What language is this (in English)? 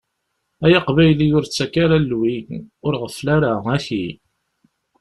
Kabyle